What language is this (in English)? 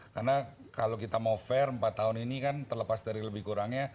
Indonesian